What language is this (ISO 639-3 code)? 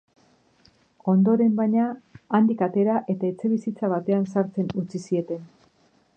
eus